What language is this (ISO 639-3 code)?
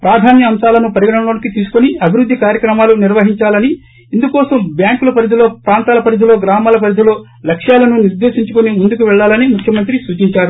tel